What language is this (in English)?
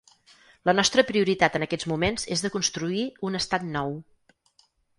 Catalan